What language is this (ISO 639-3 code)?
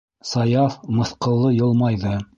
bak